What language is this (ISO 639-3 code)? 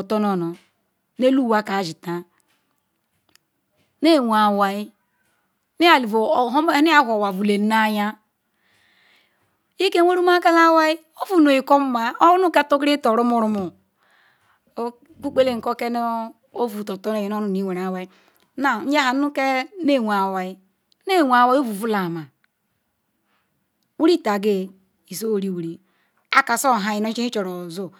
ikw